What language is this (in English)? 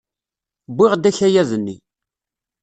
Kabyle